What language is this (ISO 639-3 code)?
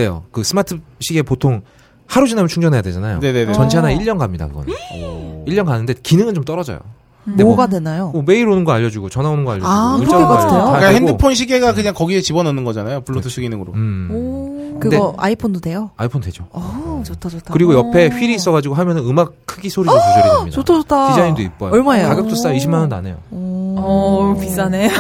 kor